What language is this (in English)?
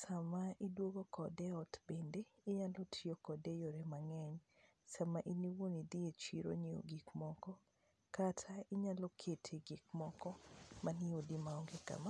Luo (Kenya and Tanzania)